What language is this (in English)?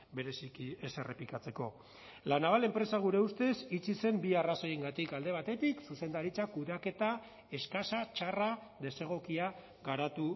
Basque